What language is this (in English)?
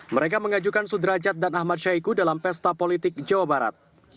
Indonesian